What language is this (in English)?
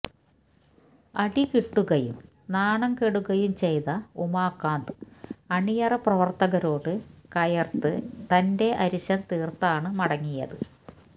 Malayalam